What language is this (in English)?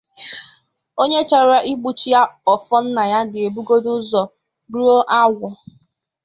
Igbo